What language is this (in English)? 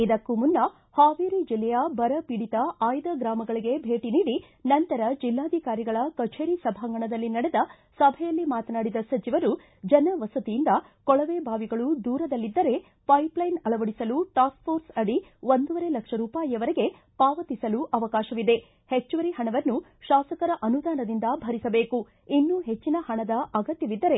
Kannada